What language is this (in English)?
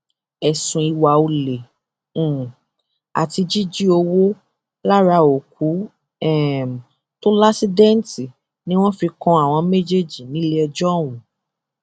Yoruba